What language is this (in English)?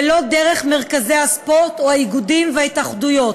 Hebrew